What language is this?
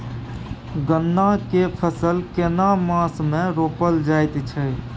Maithili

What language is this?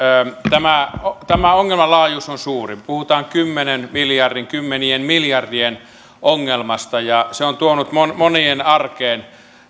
Finnish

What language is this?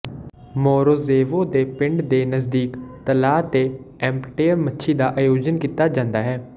Punjabi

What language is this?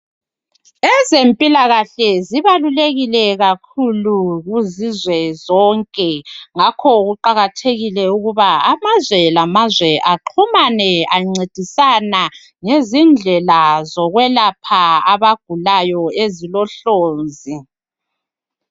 North Ndebele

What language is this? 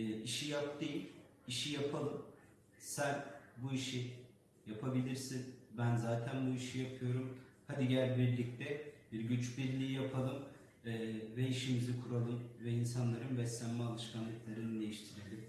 Turkish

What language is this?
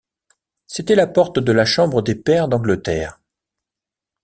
French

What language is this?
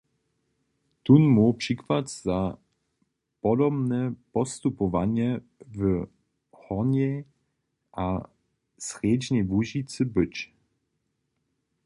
Upper Sorbian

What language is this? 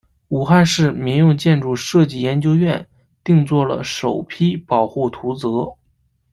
Chinese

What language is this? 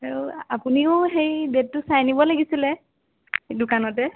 Assamese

